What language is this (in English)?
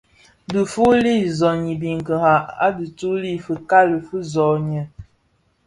Bafia